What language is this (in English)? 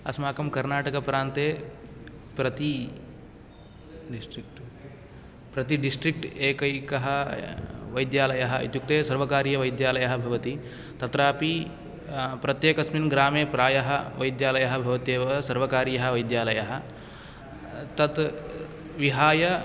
Sanskrit